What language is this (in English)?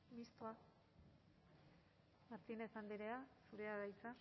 Basque